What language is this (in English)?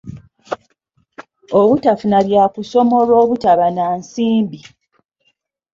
Ganda